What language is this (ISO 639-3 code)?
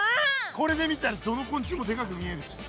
jpn